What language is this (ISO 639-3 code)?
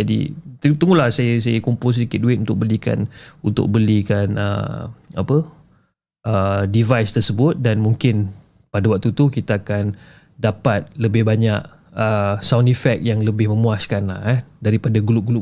msa